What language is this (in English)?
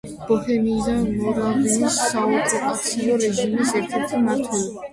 Georgian